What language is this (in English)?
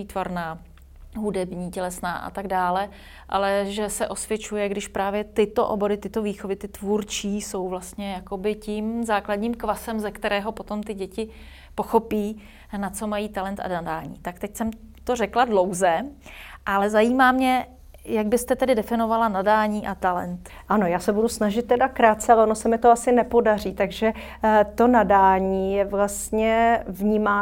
Czech